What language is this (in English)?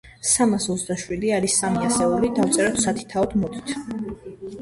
Georgian